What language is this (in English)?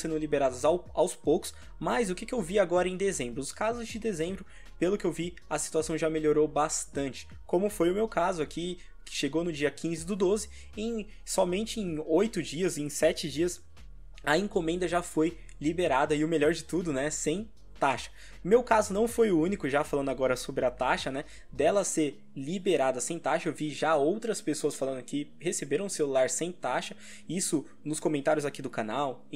Portuguese